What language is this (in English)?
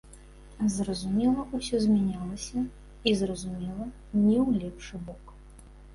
Belarusian